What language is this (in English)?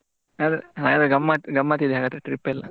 Kannada